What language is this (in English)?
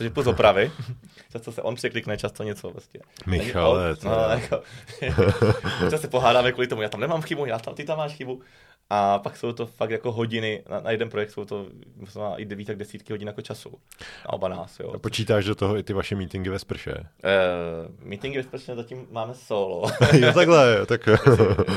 Czech